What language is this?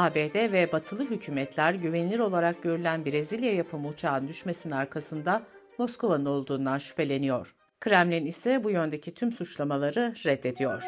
Turkish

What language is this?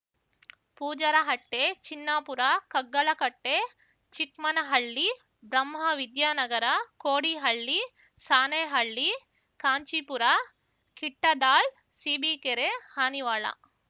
Kannada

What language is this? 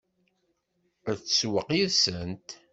Kabyle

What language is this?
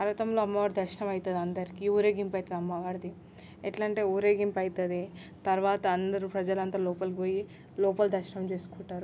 Telugu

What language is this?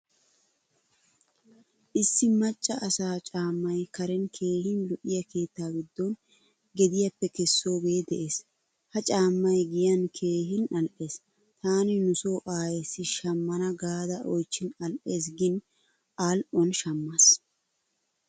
Wolaytta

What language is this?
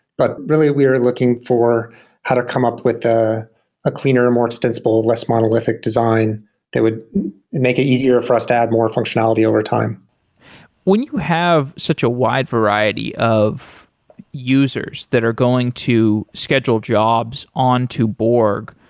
English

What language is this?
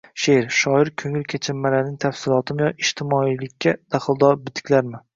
Uzbek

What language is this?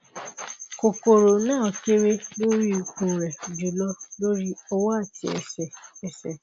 Yoruba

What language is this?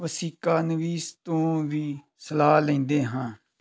Punjabi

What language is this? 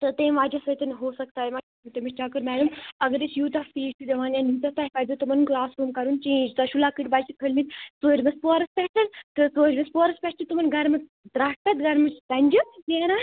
Kashmiri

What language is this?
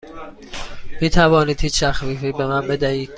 Persian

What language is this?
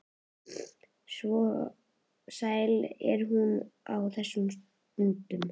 Icelandic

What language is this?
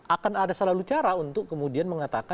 Indonesian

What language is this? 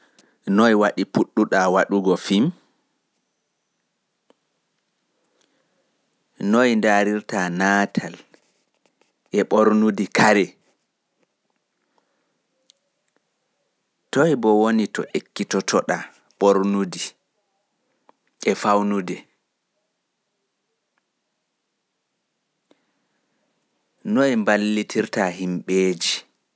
Fula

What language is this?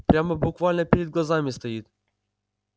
Russian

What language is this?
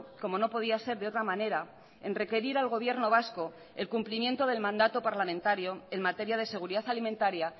Spanish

